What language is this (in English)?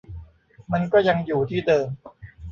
Thai